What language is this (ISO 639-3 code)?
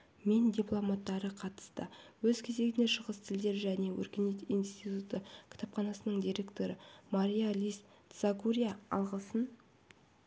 kaz